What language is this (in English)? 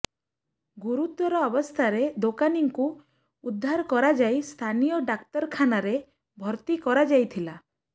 Odia